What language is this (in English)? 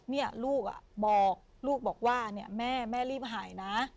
Thai